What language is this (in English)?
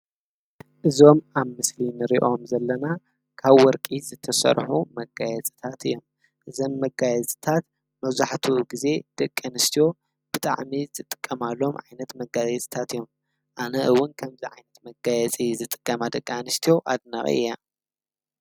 Tigrinya